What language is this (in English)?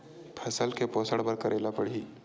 Chhattisgarhi